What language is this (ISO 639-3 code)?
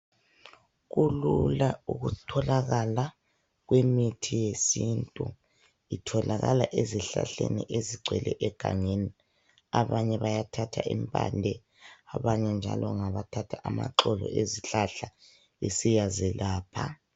nde